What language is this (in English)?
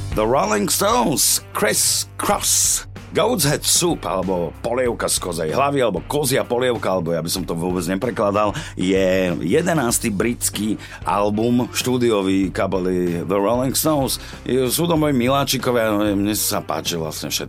Slovak